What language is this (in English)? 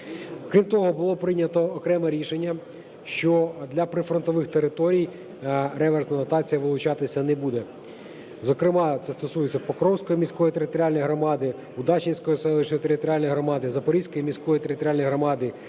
Ukrainian